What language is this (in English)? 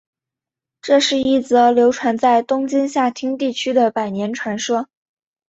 Chinese